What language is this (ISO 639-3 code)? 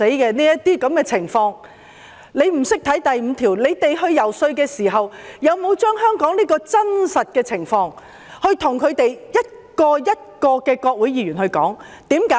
yue